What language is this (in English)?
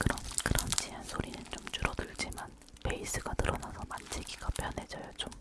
Korean